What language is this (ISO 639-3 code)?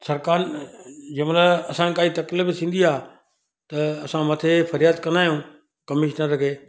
snd